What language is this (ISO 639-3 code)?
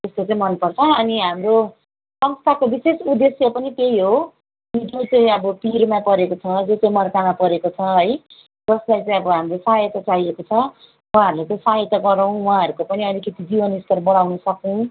nep